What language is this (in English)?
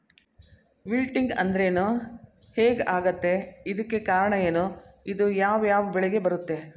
Kannada